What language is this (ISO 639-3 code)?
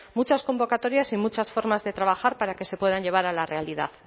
spa